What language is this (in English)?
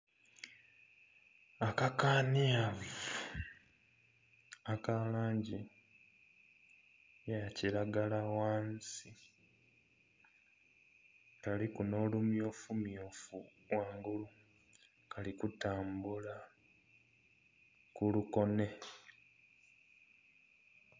Soga